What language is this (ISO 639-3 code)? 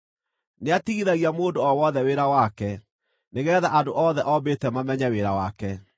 kik